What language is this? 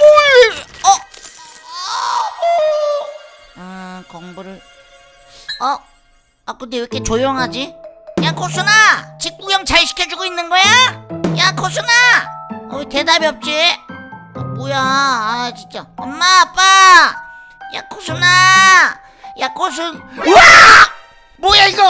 Korean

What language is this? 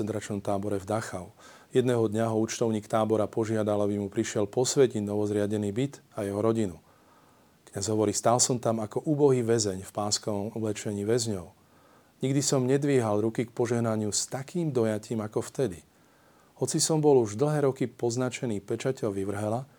Slovak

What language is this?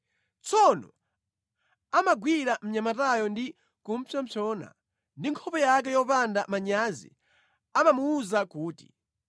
Nyanja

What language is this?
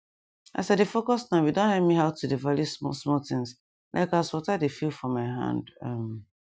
Nigerian Pidgin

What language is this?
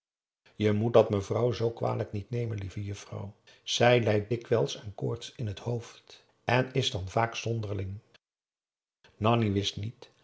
Dutch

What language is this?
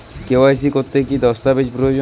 Bangla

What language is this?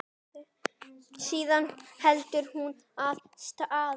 Icelandic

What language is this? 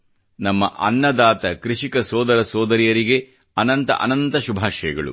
Kannada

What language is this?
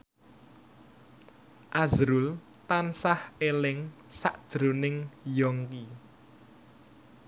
Javanese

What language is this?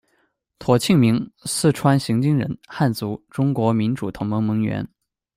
Chinese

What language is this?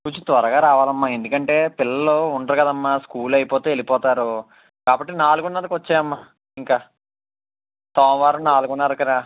Telugu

